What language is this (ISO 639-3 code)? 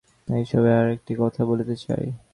ben